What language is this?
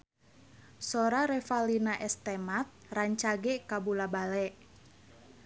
Sundanese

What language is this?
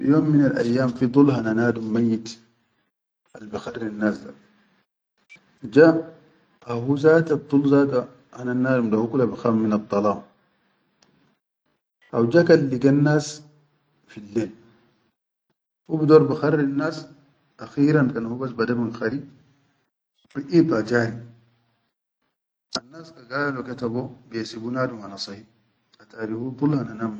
Chadian Arabic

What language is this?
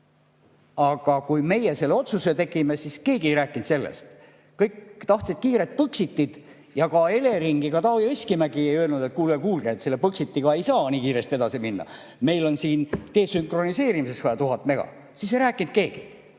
Estonian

